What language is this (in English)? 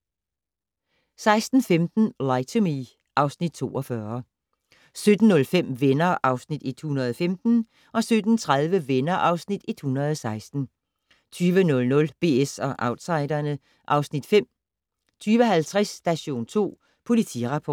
Danish